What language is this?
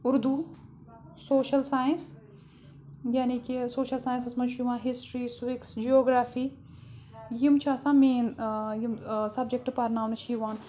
Kashmiri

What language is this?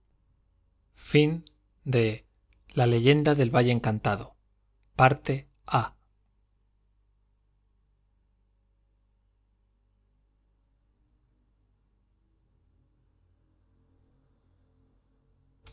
Spanish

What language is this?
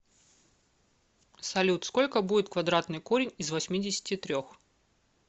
Russian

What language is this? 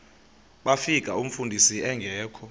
Xhosa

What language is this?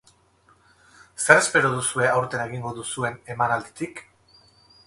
Basque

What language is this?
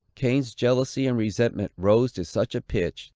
English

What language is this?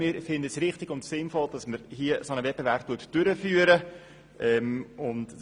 Swiss German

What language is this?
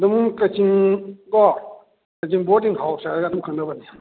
Manipuri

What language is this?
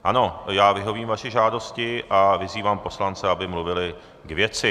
Czech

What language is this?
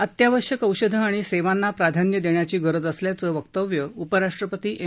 Marathi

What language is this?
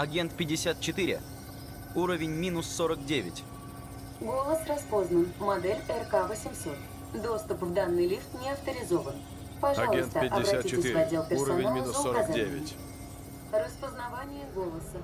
Russian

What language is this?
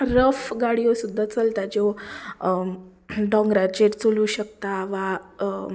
Konkani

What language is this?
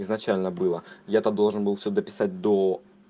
Russian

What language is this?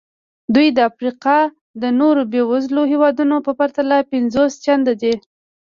Pashto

